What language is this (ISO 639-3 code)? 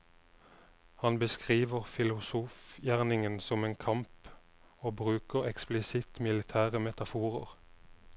nor